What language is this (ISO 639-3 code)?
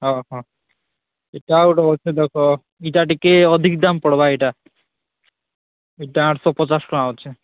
ori